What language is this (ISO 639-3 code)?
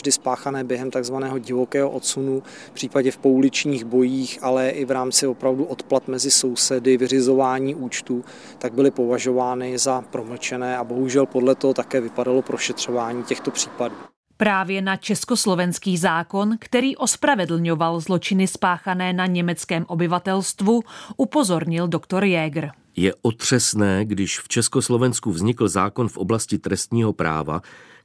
ces